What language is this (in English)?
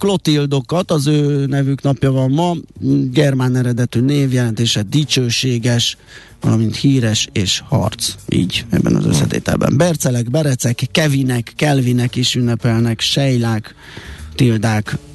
Hungarian